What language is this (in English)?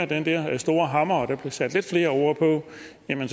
Danish